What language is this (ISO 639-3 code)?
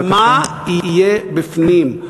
heb